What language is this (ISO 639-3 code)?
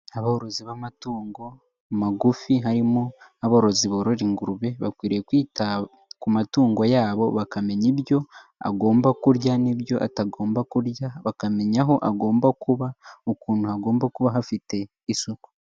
kin